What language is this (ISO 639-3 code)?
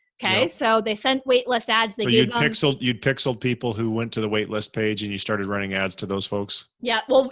eng